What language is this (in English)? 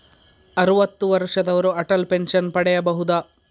Kannada